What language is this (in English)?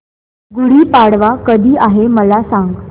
Marathi